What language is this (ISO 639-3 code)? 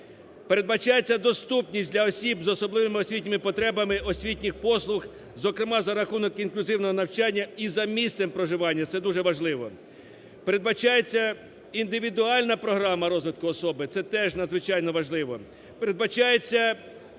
ukr